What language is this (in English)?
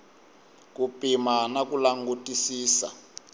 Tsonga